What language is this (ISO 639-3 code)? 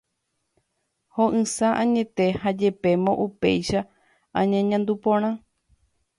grn